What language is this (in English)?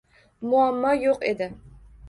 Uzbek